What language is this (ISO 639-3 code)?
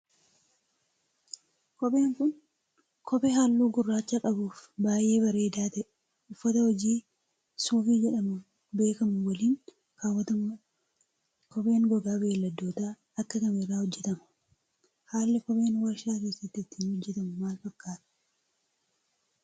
orm